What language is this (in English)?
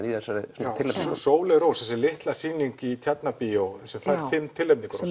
Icelandic